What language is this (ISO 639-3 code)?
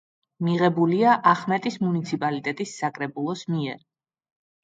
kat